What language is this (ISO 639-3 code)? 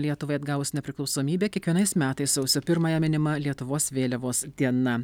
lit